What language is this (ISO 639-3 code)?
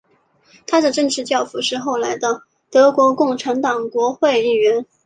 zho